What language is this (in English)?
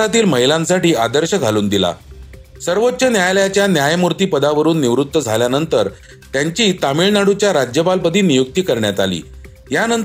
Marathi